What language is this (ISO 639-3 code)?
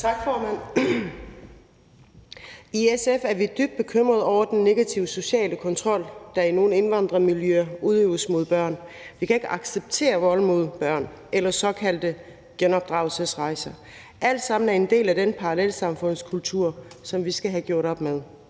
dan